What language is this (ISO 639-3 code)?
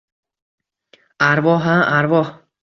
uzb